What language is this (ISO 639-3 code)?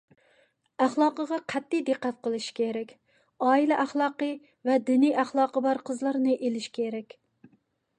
uig